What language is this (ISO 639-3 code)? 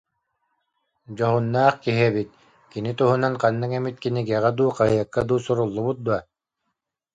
sah